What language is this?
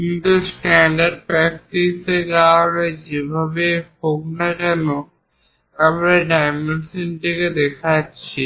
Bangla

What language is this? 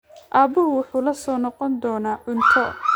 Somali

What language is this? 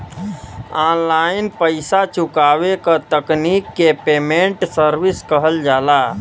Bhojpuri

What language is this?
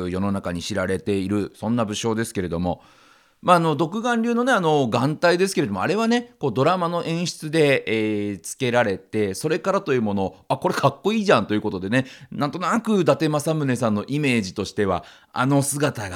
Japanese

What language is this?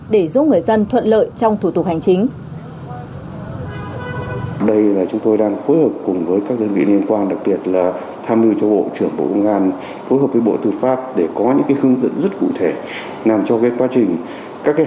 Vietnamese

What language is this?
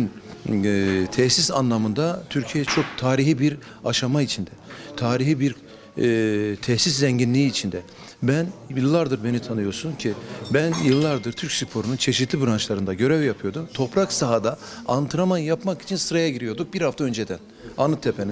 Turkish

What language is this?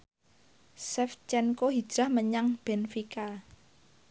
Javanese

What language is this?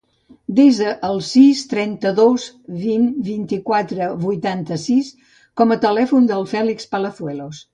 Catalan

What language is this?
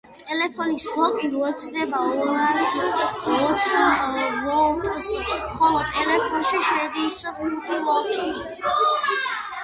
Georgian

